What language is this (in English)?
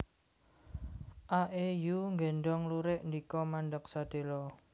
Javanese